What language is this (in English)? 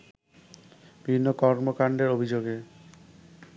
Bangla